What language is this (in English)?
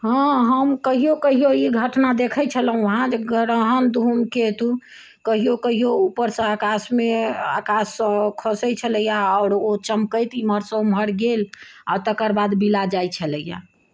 Maithili